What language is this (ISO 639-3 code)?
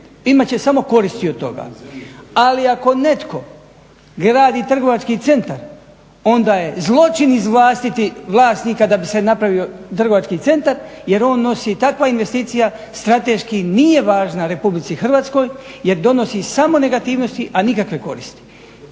hrv